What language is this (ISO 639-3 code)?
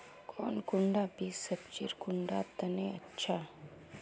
mag